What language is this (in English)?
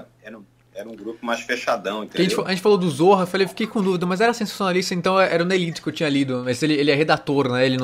Portuguese